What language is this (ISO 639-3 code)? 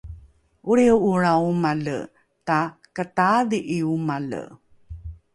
dru